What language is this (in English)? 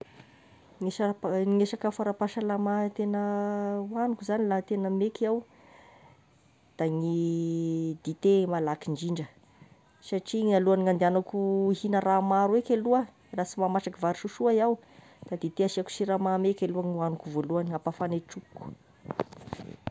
Tesaka Malagasy